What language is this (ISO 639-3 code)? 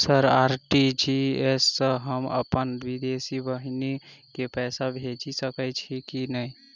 mai